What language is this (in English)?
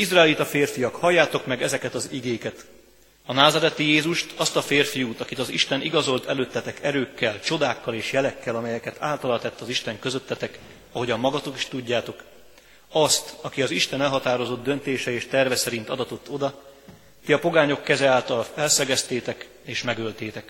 Hungarian